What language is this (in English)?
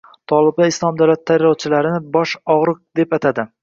Uzbek